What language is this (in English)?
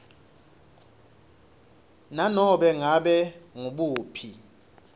Swati